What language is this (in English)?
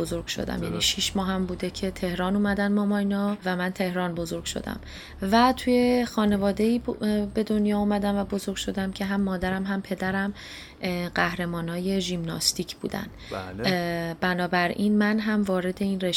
Persian